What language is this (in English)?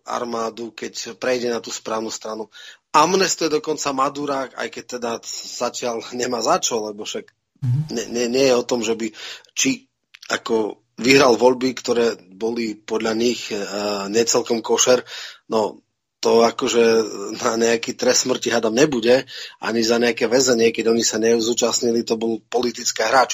Czech